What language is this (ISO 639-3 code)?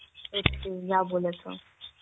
ben